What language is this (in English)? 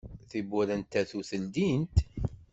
Kabyle